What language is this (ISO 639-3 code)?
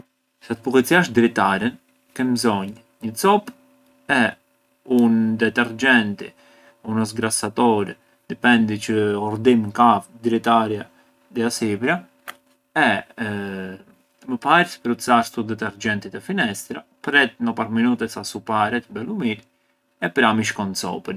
aae